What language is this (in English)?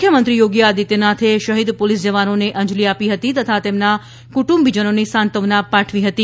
Gujarati